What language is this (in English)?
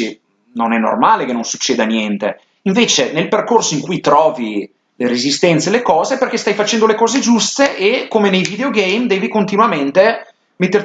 Italian